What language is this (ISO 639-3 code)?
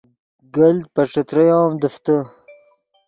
ydg